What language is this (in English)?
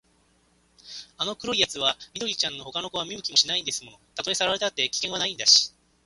Japanese